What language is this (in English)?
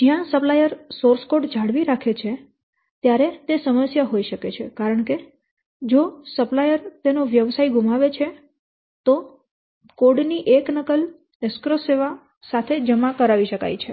Gujarati